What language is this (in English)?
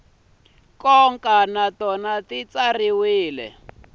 Tsonga